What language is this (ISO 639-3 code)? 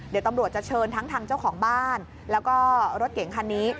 tha